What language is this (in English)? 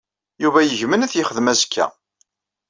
Kabyle